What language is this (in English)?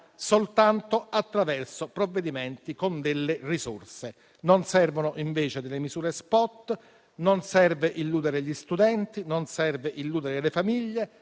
Italian